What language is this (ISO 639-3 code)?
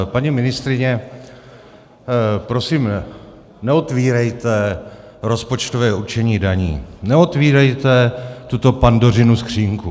ces